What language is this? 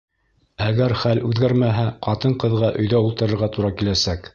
Bashkir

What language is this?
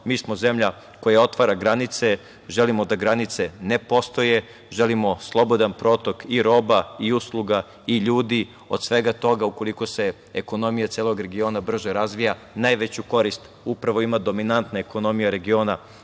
Serbian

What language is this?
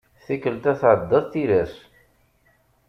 Kabyle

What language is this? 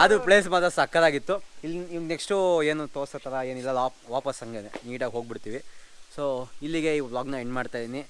Kannada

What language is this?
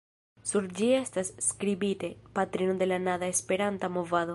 Esperanto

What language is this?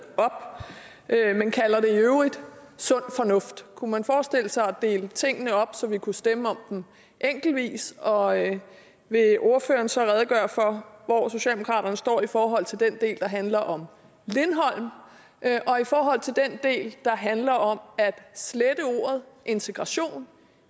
Danish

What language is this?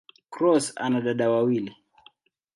Swahili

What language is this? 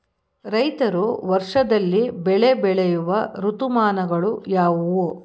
Kannada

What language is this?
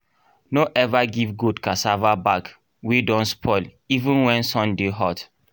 Nigerian Pidgin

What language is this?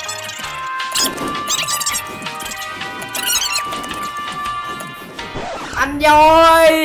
Vietnamese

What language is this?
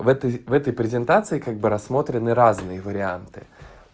Russian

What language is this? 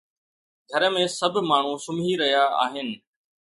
Sindhi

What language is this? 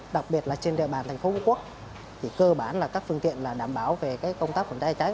Vietnamese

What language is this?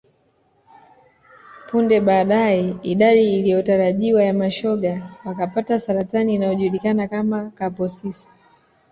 Swahili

